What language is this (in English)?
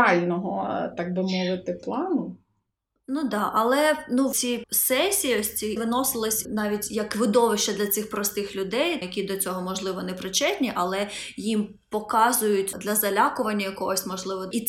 Ukrainian